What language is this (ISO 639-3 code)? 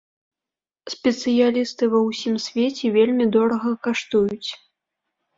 bel